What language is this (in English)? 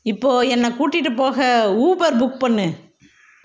Tamil